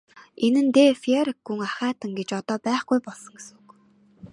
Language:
Mongolian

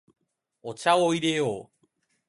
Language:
Japanese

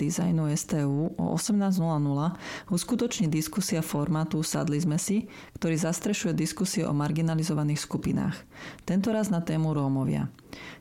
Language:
Slovak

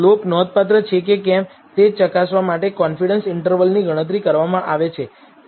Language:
Gujarati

